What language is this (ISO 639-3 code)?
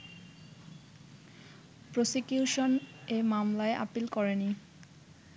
ben